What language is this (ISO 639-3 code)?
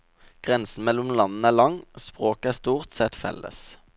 nor